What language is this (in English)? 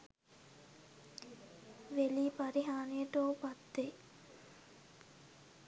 Sinhala